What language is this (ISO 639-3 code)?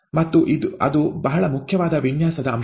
kan